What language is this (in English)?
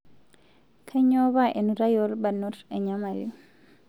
Masai